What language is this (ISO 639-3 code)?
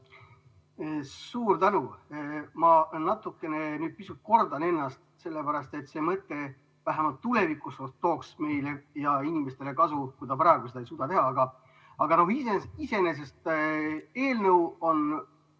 est